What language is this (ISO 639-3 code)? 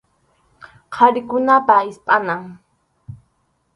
qxu